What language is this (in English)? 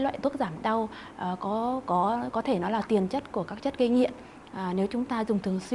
Vietnamese